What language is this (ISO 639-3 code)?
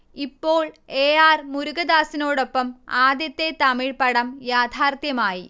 mal